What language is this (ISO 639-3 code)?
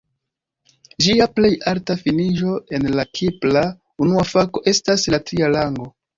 epo